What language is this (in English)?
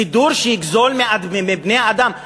Hebrew